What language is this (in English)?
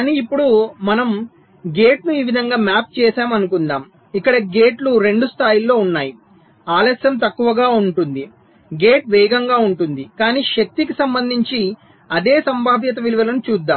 Telugu